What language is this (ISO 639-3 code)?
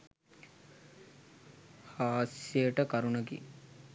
sin